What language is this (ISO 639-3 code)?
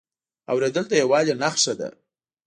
pus